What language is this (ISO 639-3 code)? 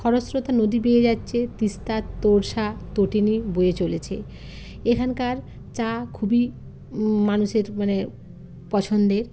ben